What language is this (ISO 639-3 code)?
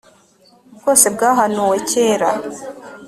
kin